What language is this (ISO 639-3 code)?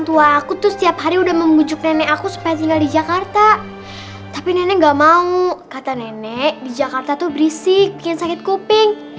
ind